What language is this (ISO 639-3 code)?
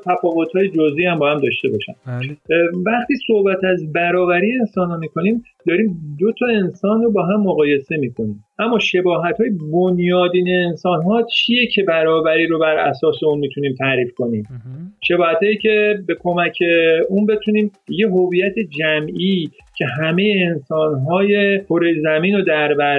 fas